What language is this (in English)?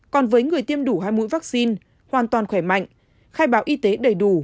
Vietnamese